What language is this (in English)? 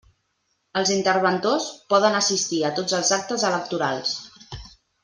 Catalan